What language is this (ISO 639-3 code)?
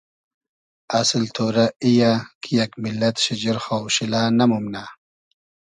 haz